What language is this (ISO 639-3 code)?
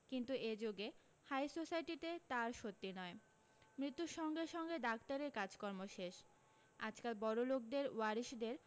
ben